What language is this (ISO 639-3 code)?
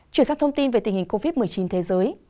vie